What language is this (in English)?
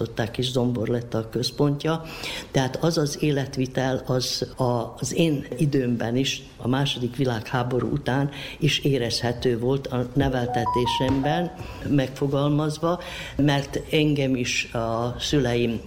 Hungarian